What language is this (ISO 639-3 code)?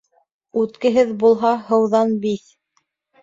bak